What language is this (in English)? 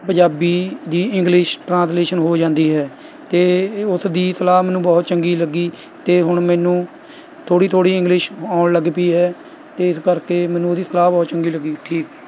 Punjabi